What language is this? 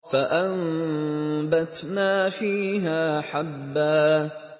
Arabic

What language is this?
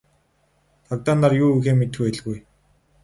Mongolian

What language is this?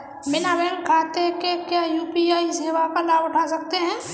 Hindi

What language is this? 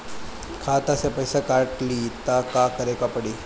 Bhojpuri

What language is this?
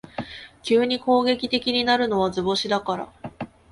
Japanese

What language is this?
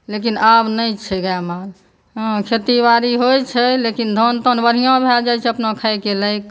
Maithili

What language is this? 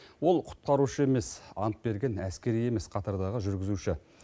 Kazakh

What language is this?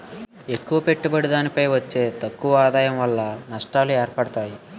Telugu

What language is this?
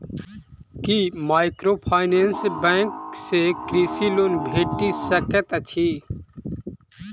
Maithili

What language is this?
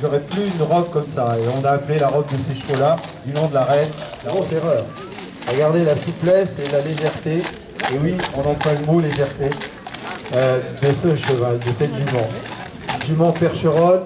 French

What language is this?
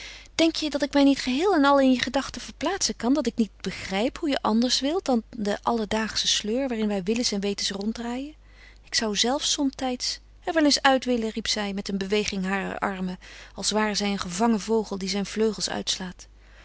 Dutch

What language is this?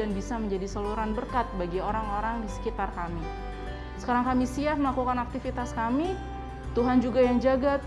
Indonesian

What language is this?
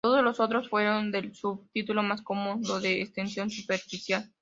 Spanish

